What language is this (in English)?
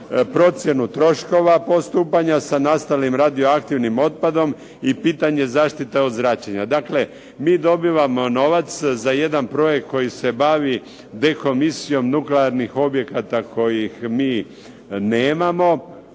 Croatian